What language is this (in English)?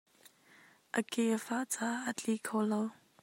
Hakha Chin